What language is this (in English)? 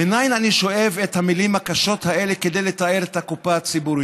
Hebrew